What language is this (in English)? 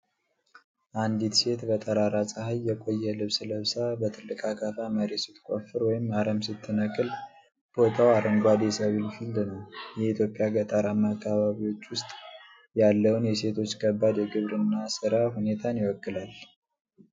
Amharic